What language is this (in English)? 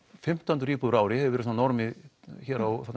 Icelandic